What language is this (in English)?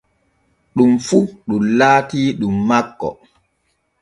Borgu Fulfulde